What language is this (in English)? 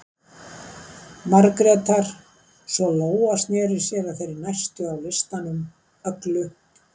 Icelandic